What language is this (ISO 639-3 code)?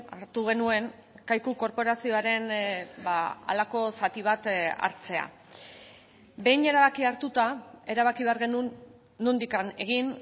eus